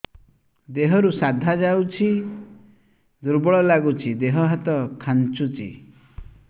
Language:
Odia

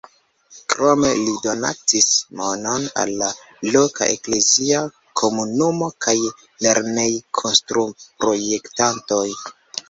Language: Esperanto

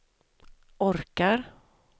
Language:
Swedish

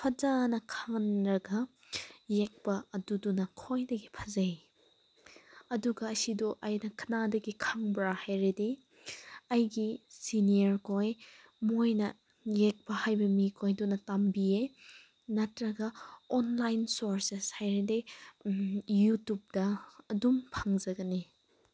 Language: Manipuri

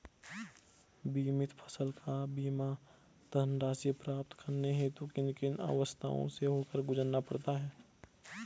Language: Hindi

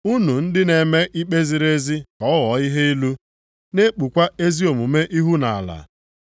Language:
Igbo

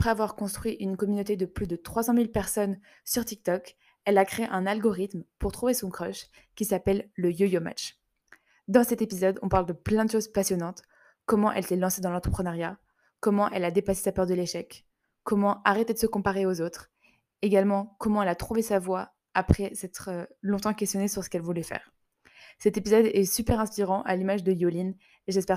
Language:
French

